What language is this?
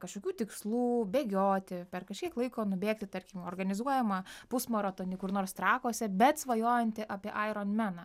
Lithuanian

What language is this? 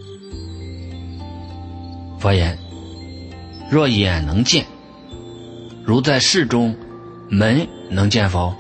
Chinese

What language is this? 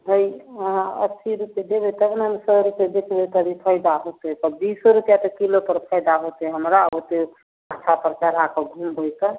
Maithili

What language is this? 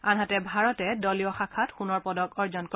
Assamese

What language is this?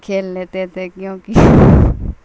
Urdu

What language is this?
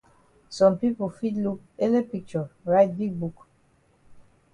Cameroon Pidgin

